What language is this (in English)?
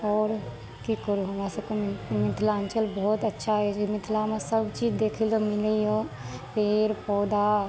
Maithili